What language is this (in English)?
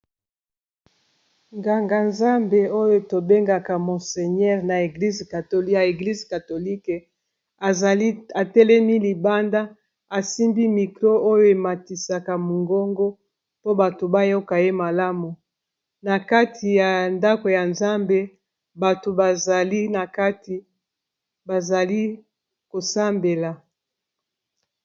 Lingala